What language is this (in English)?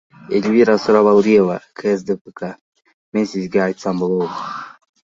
Kyrgyz